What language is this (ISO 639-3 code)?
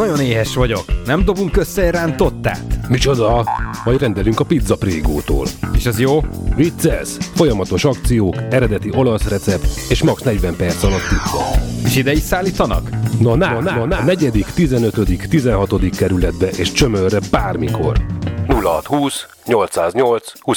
hun